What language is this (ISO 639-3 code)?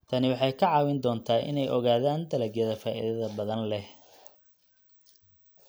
som